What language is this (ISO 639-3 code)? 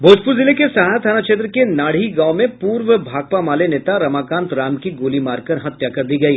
hin